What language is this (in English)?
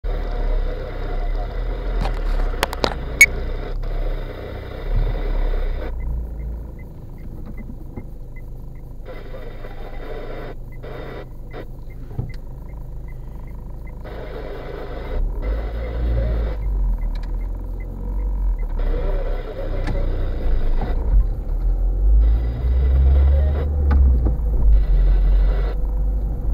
Romanian